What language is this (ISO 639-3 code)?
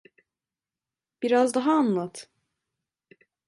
tur